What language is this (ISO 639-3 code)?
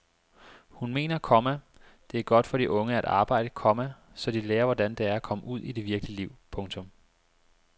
dan